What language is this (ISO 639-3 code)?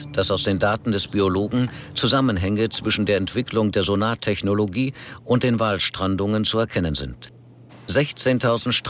deu